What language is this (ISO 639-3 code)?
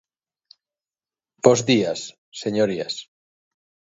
glg